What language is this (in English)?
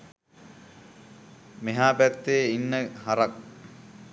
Sinhala